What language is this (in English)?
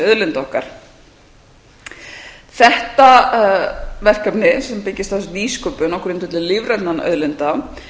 Icelandic